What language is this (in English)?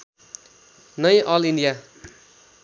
Nepali